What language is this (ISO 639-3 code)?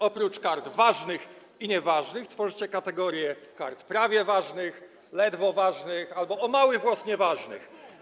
pol